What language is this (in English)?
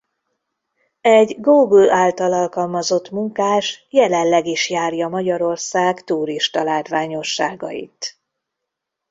Hungarian